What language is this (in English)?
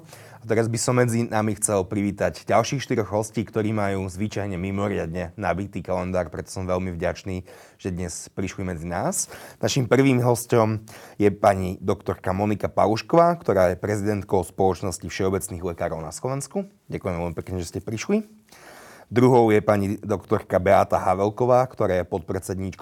Slovak